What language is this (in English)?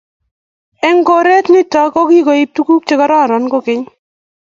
Kalenjin